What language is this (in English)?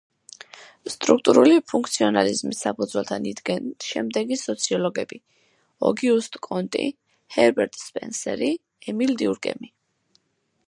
Georgian